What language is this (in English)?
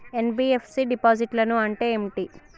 Telugu